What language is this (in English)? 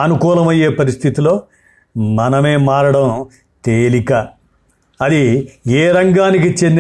Telugu